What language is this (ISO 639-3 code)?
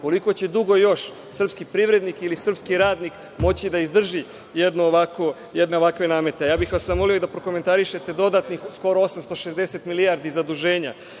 srp